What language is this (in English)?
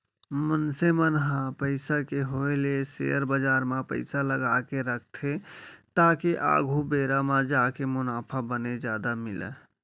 Chhattisgarhi